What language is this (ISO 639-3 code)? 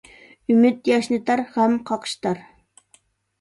uig